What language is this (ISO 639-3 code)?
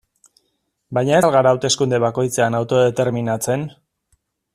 eus